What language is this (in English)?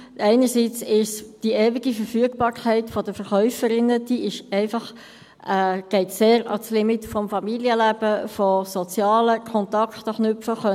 Swiss German